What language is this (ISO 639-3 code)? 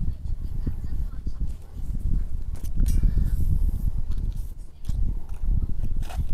vie